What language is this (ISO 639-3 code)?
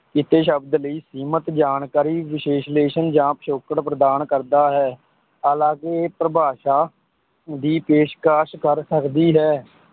pan